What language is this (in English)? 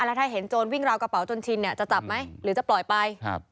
Thai